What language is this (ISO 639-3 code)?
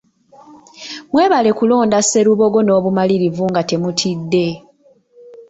lug